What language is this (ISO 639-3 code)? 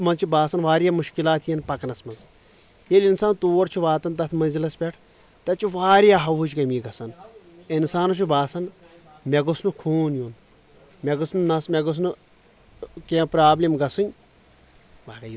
kas